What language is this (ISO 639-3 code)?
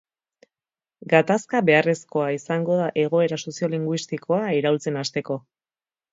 eus